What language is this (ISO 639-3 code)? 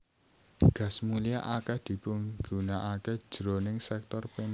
jav